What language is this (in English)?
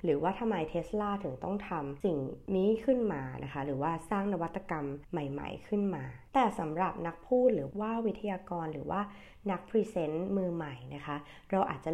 Thai